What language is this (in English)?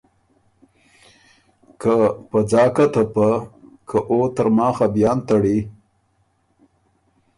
Ormuri